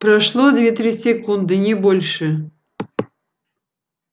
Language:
Russian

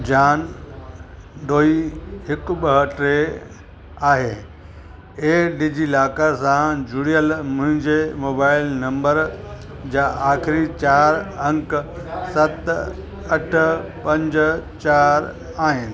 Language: Sindhi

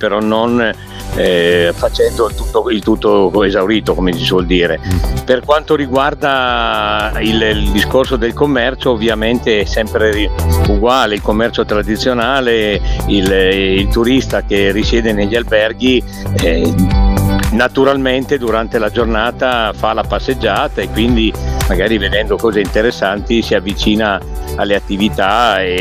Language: Italian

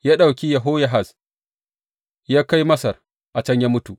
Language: Hausa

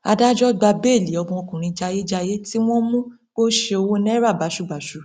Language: Yoruba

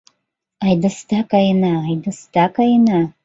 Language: Mari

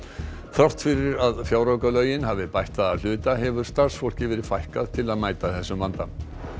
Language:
Icelandic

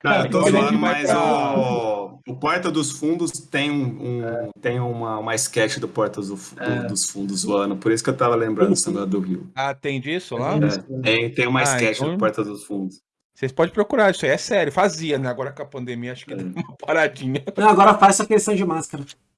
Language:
Portuguese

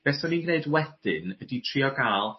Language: Welsh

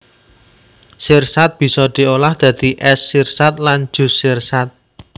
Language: Javanese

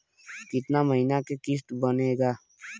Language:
Bhojpuri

